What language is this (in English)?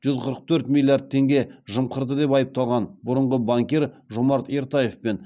Kazakh